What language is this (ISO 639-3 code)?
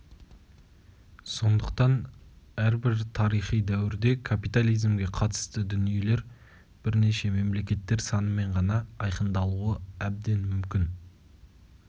kaz